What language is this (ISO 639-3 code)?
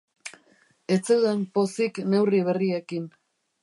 eus